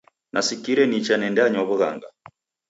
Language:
Taita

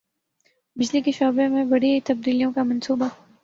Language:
Urdu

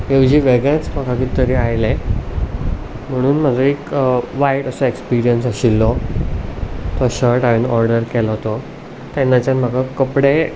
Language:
Konkani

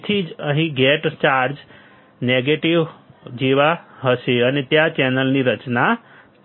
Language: Gujarati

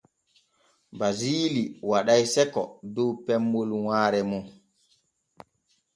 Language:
Borgu Fulfulde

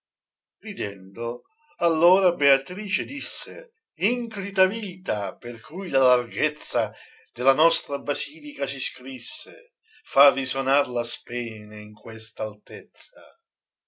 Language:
Italian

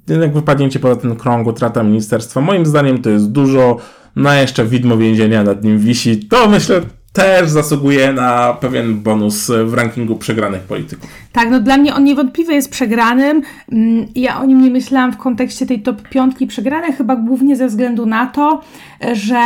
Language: Polish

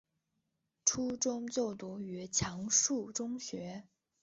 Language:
Chinese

